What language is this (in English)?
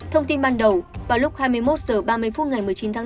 Vietnamese